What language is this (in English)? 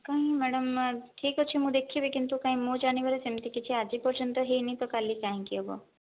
Odia